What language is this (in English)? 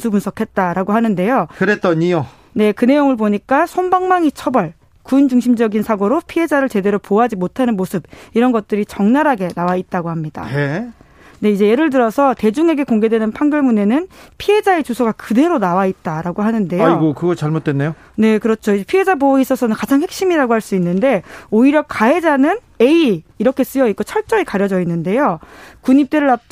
Korean